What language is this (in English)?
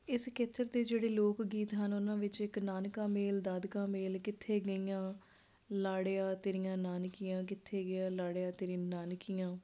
Punjabi